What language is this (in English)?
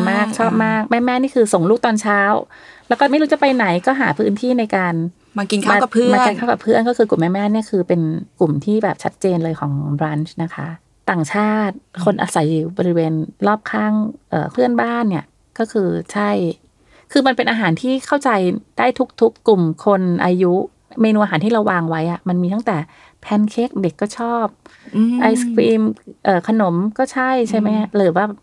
Thai